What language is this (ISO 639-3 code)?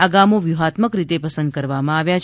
guj